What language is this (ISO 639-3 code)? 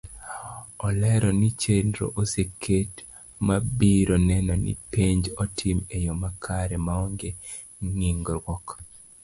luo